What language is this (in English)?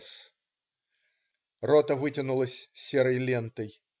Russian